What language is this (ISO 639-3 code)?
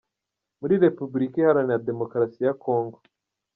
kin